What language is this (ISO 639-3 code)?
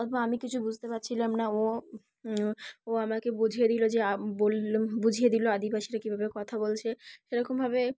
ben